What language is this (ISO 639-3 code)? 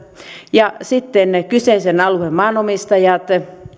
fin